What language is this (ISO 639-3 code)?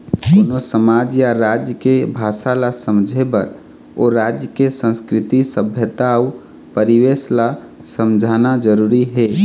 hne